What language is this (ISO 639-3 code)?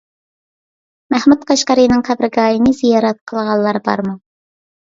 uig